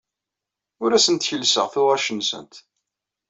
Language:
Kabyle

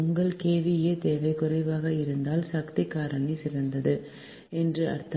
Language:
Tamil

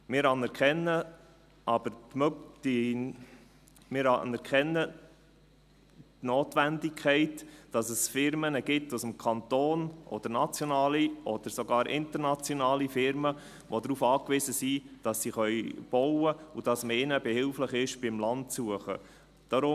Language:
Swiss German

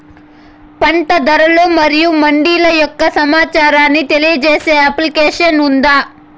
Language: Telugu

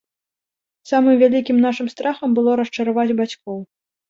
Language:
Belarusian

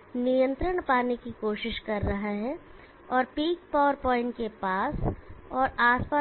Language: Hindi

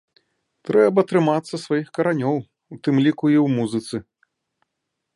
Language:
Belarusian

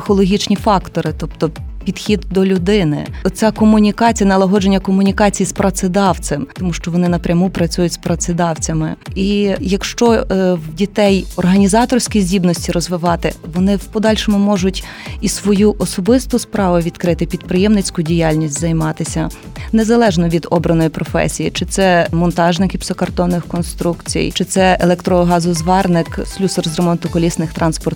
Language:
Ukrainian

